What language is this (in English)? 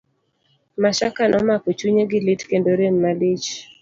Luo (Kenya and Tanzania)